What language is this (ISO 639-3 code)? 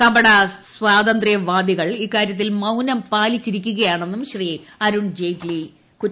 mal